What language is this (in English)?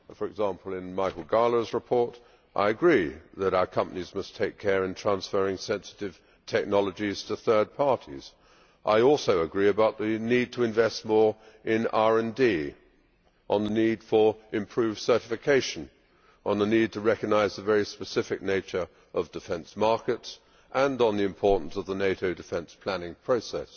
English